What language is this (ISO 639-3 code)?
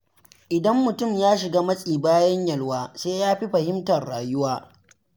hau